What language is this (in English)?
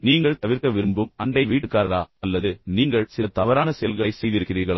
Tamil